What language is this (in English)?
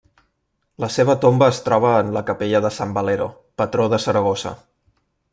Catalan